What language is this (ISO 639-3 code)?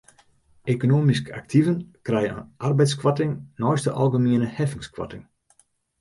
fry